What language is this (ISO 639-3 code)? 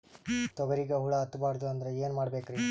kan